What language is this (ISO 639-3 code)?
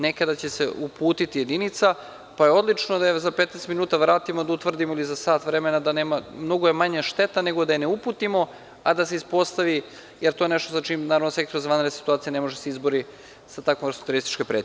srp